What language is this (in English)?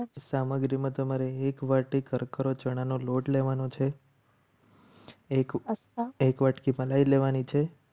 Gujarati